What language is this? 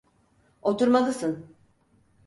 Turkish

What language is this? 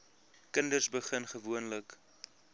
Afrikaans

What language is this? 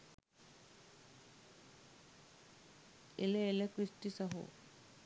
Sinhala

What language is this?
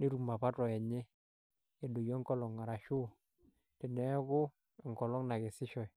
Masai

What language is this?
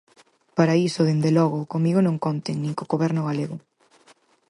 Galician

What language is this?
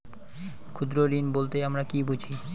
Bangla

